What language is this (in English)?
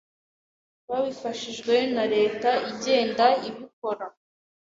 Kinyarwanda